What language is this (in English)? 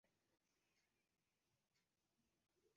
Bangla